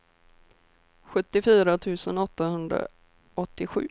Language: Swedish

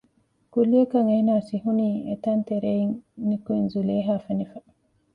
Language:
Divehi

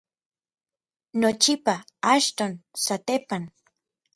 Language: Orizaba Nahuatl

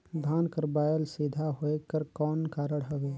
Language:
Chhattisgarhi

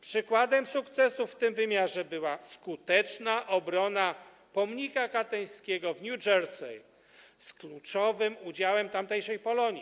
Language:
Polish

